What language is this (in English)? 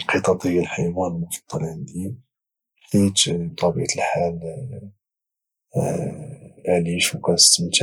Moroccan Arabic